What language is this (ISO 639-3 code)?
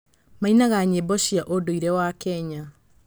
kik